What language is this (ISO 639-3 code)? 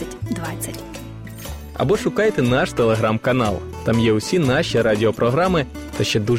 ukr